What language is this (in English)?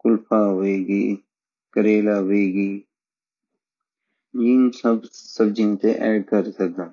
Garhwali